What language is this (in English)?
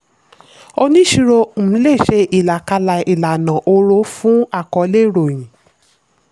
Yoruba